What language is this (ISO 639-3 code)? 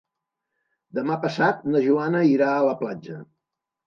cat